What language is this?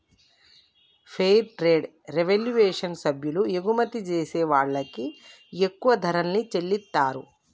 Telugu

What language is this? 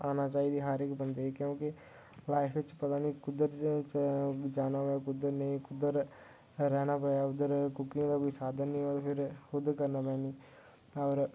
Dogri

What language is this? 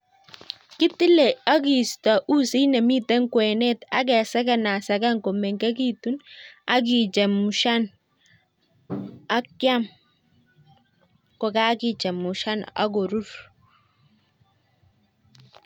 Kalenjin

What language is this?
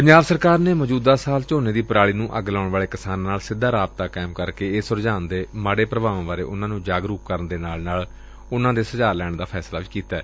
Punjabi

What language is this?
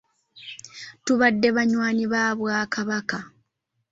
Ganda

